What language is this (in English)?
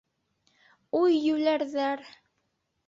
Bashkir